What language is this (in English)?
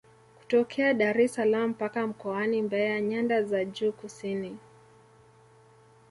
Swahili